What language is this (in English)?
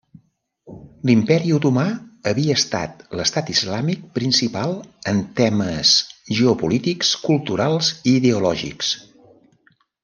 Catalan